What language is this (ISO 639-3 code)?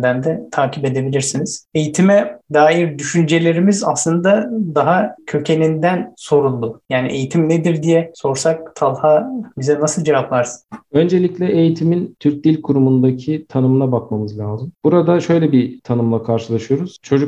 tur